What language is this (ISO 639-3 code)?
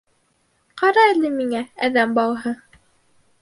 bak